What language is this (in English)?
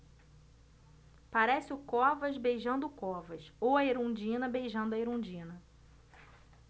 Portuguese